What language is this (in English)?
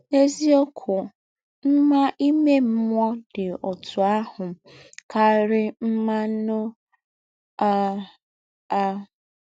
Igbo